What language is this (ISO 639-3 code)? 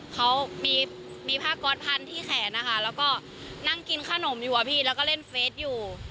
tha